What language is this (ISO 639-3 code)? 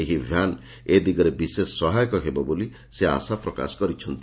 ori